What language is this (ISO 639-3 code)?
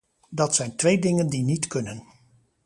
nld